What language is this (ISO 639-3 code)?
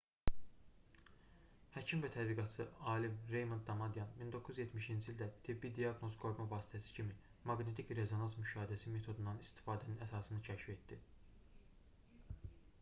aze